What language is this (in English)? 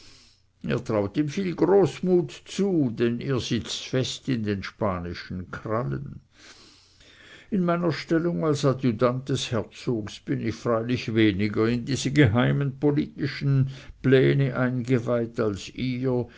German